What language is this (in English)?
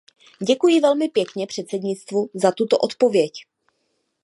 Czech